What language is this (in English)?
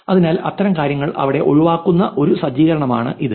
Malayalam